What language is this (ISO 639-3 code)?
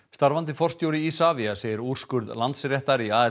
isl